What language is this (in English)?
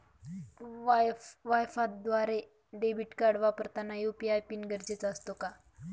Marathi